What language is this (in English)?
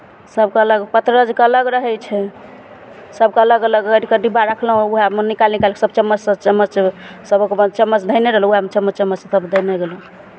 Maithili